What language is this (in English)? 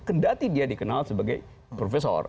Indonesian